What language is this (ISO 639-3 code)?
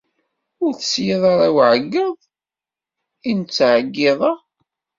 kab